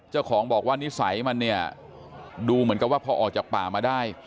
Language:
Thai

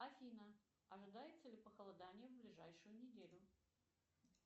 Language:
Russian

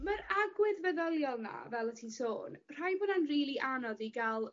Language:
Welsh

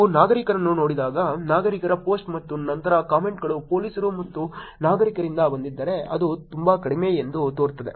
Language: Kannada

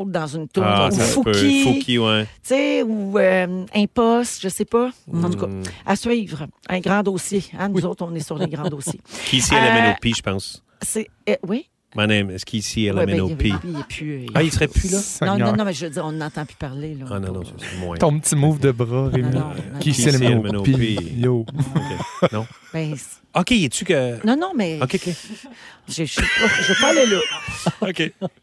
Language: French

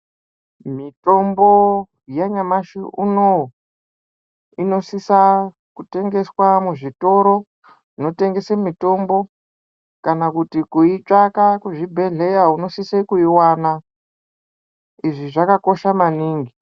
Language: Ndau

